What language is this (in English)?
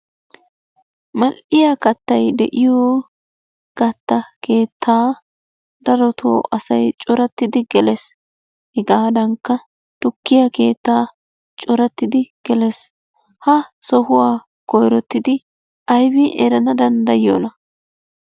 Wolaytta